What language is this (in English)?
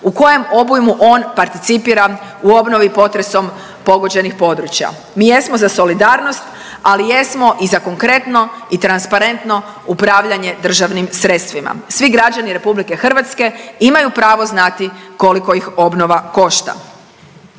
Croatian